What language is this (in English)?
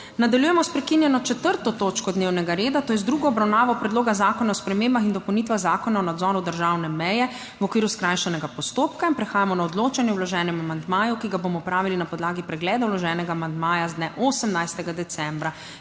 Slovenian